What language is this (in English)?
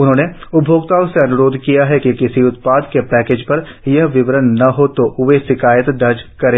Hindi